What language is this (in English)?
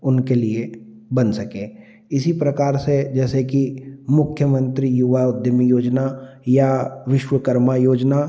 Hindi